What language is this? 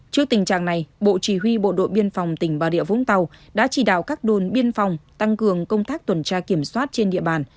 Vietnamese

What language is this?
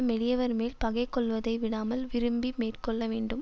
Tamil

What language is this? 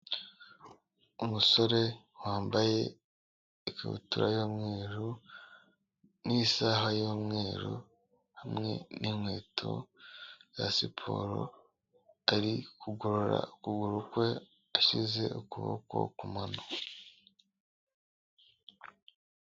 Kinyarwanda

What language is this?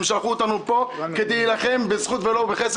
Hebrew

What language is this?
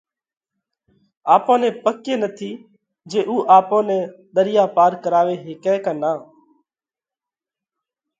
Parkari Koli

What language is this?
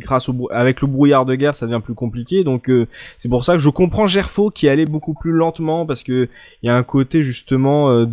French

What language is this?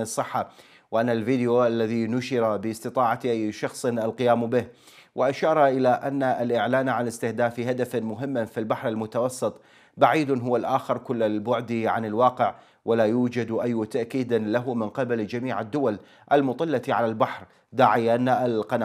Arabic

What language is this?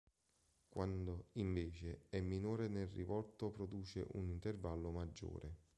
Italian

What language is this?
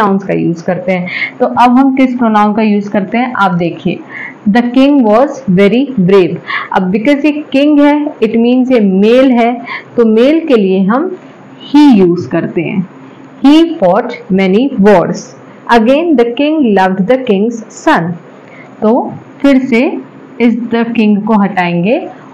Hindi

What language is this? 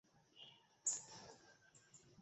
Bangla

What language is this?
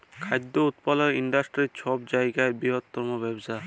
Bangla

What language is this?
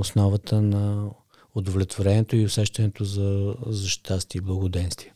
Bulgarian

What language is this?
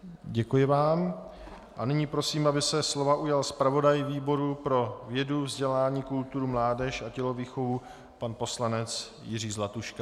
Czech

